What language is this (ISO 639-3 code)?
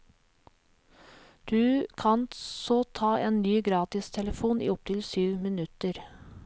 nor